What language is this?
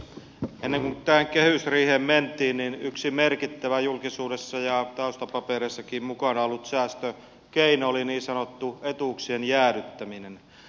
Finnish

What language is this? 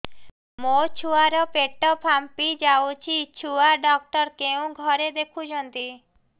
Odia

